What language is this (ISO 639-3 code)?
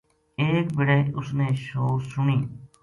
gju